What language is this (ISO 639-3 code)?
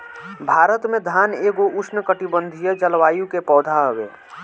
bho